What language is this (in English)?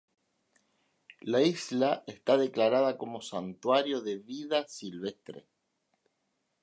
Spanish